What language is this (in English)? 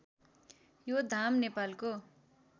Nepali